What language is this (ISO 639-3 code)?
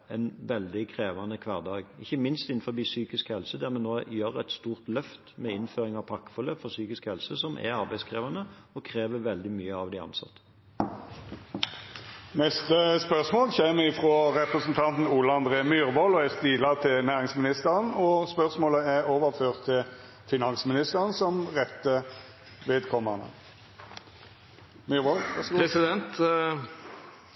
nor